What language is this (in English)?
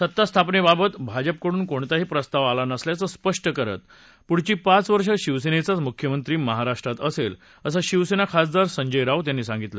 Marathi